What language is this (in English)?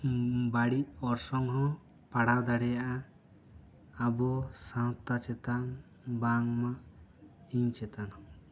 Santali